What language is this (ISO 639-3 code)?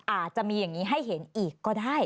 tha